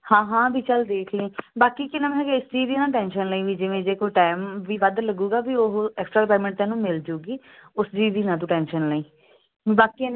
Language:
Punjabi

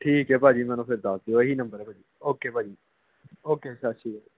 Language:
Punjabi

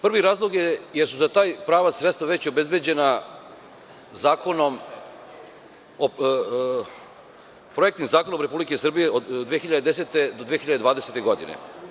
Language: Serbian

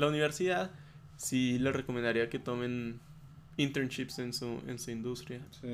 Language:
Spanish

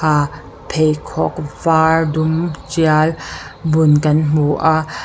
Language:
Mizo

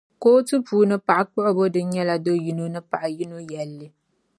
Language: Dagbani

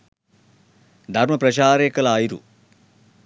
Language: Sinhala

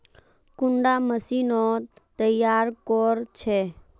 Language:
Magahi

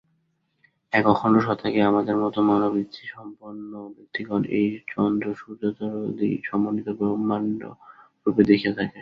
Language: Bangla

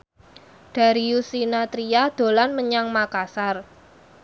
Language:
Javanese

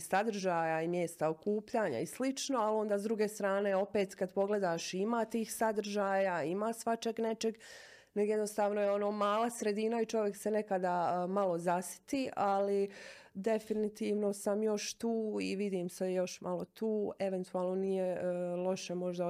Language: Croatian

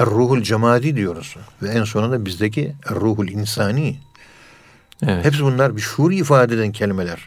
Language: Turkish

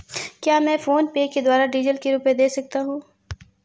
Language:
Hindi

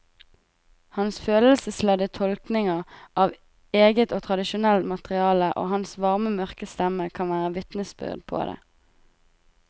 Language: Norwegian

